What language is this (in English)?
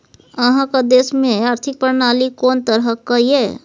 Maithili